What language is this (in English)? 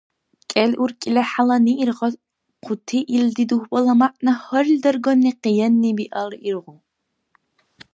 Dargwa